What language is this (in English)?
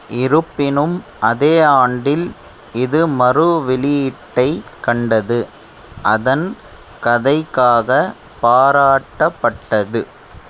Tamil